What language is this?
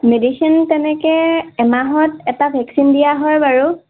Assamese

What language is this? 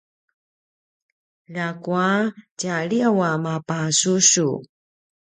Paiwan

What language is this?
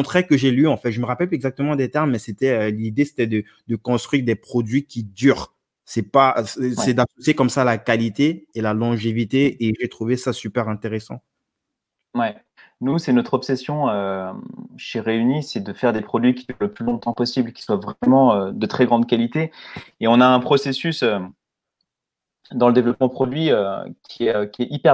French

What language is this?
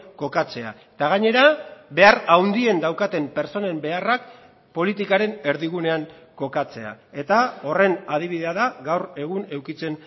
Basque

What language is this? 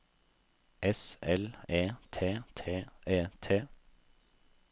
Norwegian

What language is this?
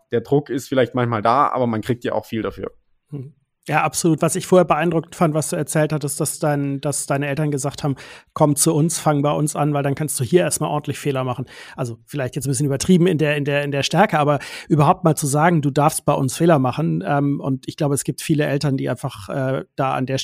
German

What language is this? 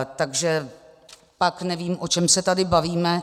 Czech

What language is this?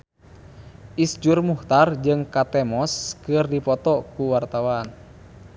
Sundanese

